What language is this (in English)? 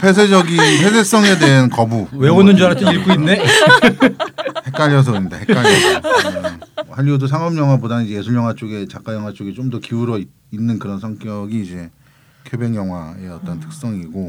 Korean